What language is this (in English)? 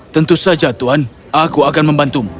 Indonesian